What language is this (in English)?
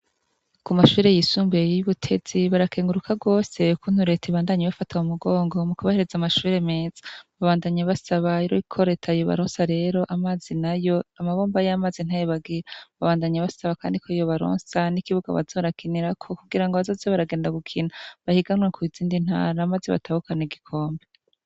Rundi